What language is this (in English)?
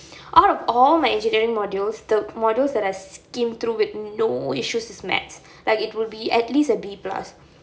English